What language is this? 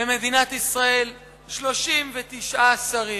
Hebrew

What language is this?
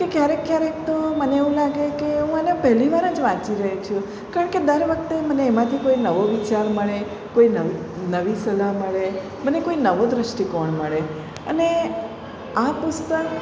Gujarati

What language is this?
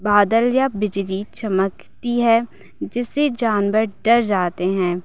Hindi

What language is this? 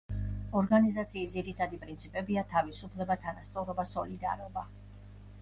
Georgian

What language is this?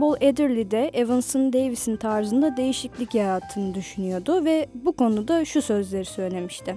Turkish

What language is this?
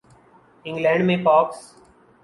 Urdu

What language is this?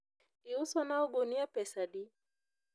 Luo (Kenya and Tanzania)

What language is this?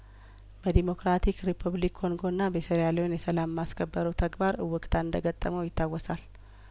Amharic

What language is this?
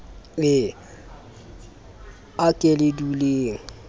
Southern Sotho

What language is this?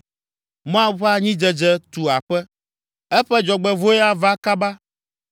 Ewe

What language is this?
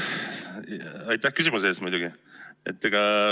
Estonian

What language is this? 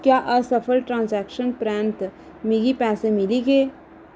Dogri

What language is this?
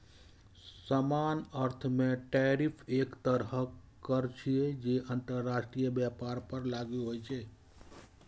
Maithili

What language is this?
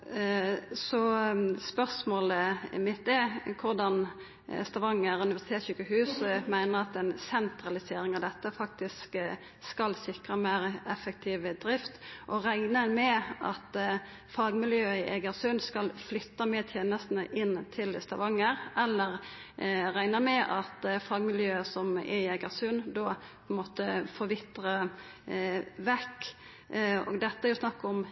Norwegian Nynorsk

